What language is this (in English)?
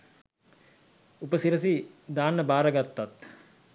Sinhala